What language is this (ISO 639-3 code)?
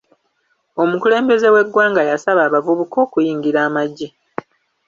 lug